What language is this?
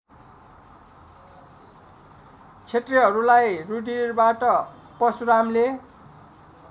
Nepali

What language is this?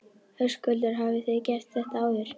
Icelandic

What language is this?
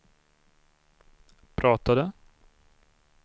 Swedish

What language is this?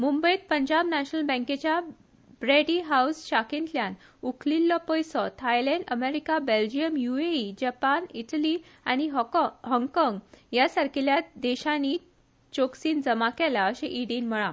Konkani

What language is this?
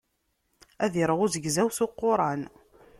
Kabyle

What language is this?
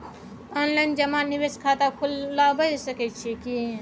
Maithili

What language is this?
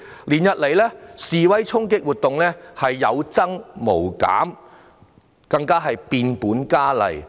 Cantonese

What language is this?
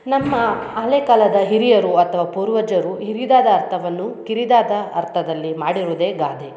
Kannada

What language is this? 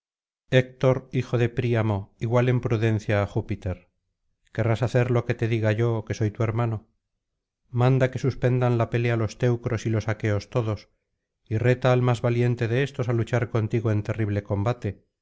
Spanish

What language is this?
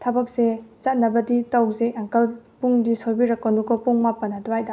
Manipuri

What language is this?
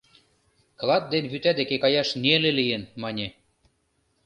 Mari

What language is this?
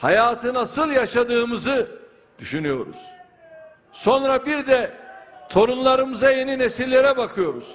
Turkish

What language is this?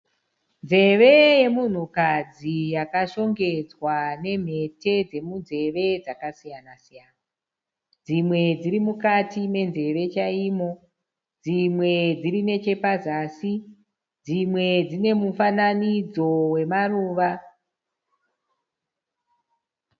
Shona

